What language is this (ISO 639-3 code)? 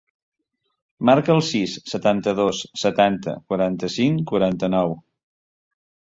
cat